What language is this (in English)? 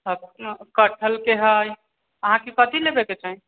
Maithili